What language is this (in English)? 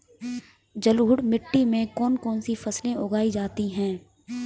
Hindi